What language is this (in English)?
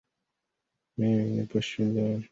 Swahili